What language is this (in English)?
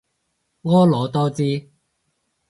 Cantonese